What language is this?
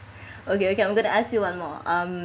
English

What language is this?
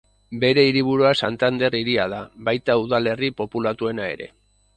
Basque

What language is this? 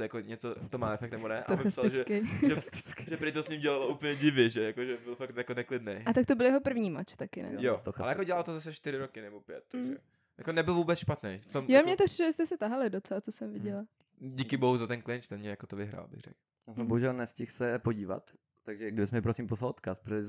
Czech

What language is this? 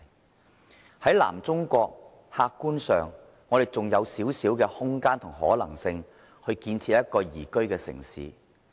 Cantonese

